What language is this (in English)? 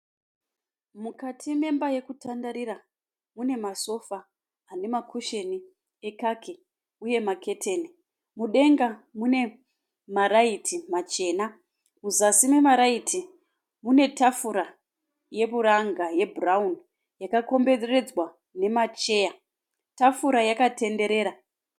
Shona